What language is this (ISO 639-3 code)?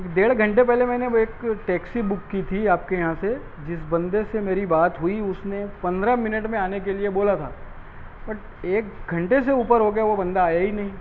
urd